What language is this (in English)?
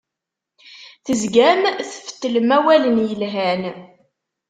Kabyle